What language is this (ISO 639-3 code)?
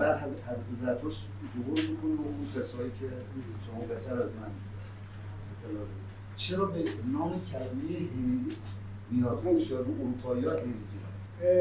fas